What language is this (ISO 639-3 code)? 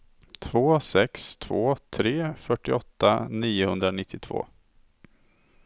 swe